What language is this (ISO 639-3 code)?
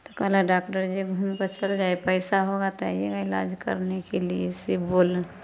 mai